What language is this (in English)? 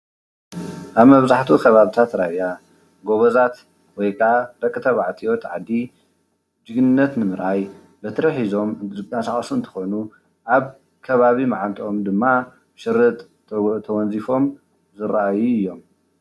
Tigrinya